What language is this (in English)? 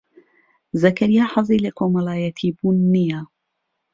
Central Kurdish